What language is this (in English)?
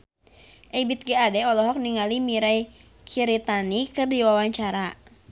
Sundanese